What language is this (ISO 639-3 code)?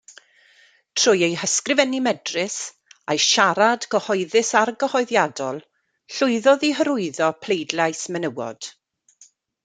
cym